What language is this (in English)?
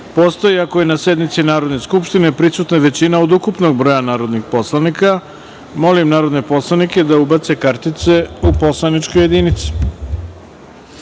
Serbian